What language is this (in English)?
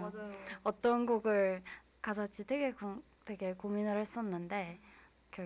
Korean